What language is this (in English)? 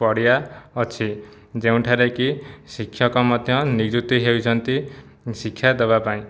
Odia